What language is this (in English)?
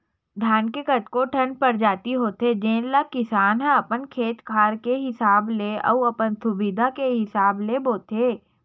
Chhattisgarhi